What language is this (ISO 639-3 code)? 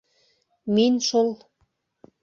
bak